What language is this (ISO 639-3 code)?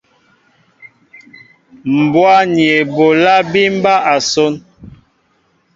mbo